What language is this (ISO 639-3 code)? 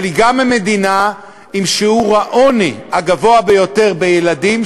heb